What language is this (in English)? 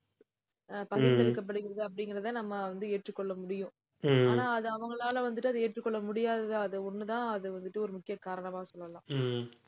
Tamil